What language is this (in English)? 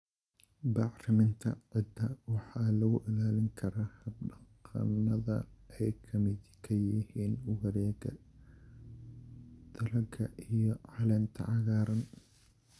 Somali